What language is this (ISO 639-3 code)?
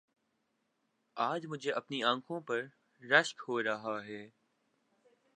urd